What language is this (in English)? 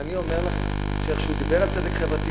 Hebrew